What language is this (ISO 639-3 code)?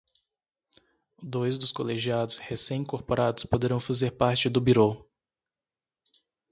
por